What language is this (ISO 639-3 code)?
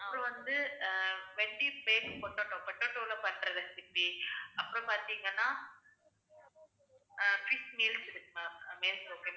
tam